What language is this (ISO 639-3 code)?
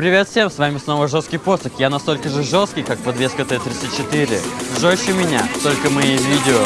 rus